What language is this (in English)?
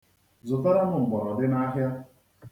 Igbo